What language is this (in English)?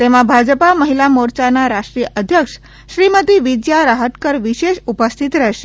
Gujarati